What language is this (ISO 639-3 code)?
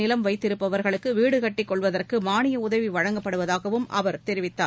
tam